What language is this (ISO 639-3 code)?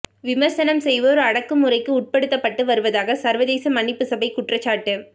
tam